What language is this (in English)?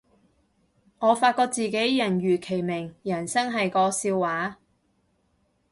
Cantonese